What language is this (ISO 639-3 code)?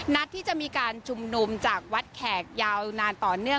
tha